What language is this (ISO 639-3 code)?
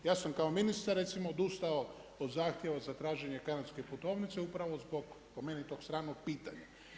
hrv